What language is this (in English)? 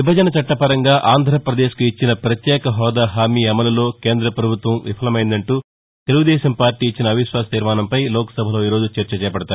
Telugu